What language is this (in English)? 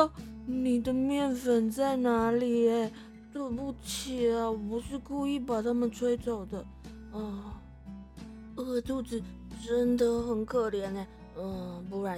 Chinese